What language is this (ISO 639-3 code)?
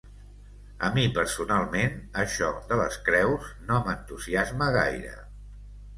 cat